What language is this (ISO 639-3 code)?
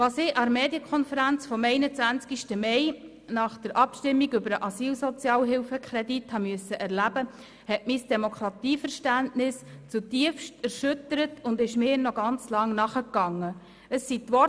gsw